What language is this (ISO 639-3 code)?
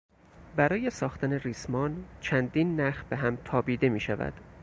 fas